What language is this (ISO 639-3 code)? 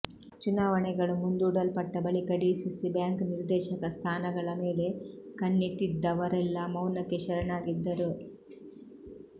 kan